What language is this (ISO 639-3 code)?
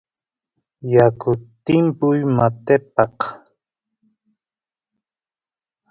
qus